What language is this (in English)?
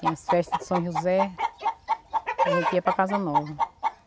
Portuguese